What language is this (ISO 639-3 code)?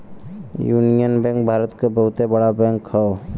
bho